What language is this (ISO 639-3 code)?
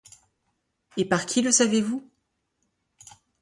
fra